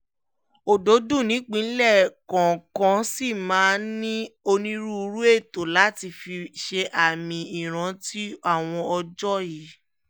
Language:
Yoruba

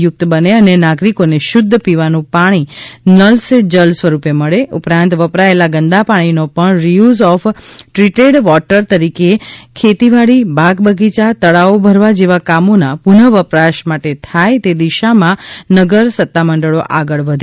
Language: Gujarati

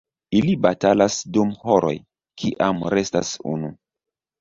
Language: Esperanto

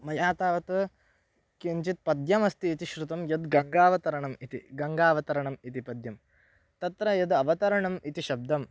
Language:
Sanskrit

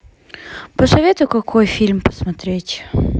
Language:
Russian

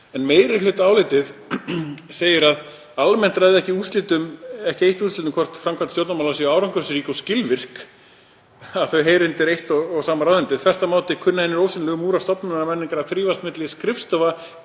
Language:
Icelandic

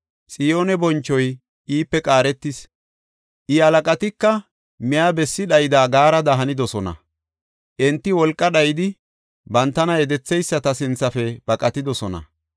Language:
Gofa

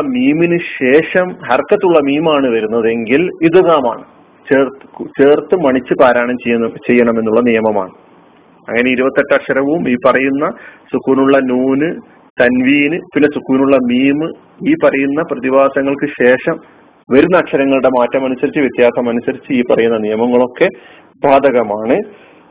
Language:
Malayalam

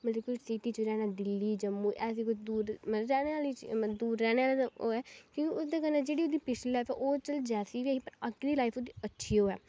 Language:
Dogri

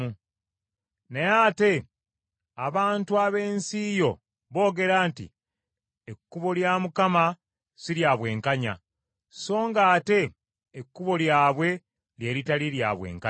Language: Ganda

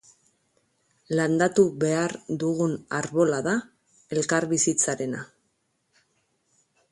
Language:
Basque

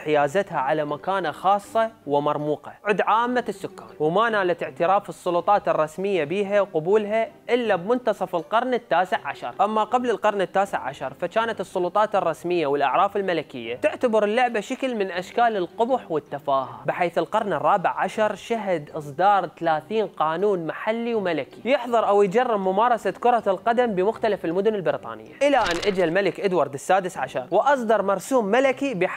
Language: Arabic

